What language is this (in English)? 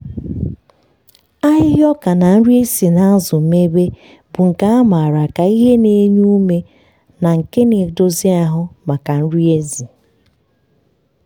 Igbo